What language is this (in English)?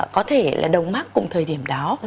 Vietnamese